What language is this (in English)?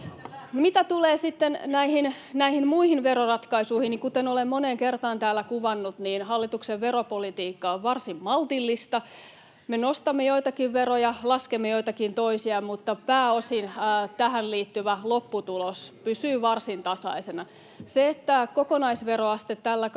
Finnish